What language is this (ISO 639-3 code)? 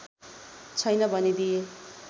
nep